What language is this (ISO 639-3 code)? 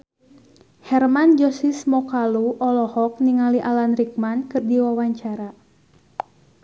sun